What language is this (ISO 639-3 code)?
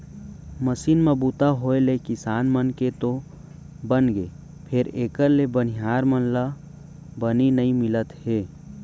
hne